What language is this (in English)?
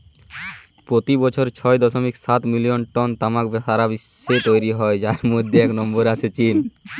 Bangla